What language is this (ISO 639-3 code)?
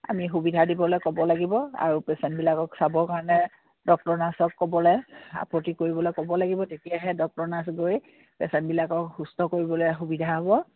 asm